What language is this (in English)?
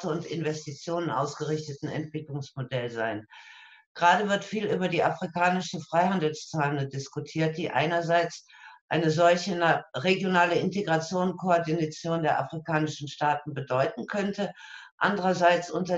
German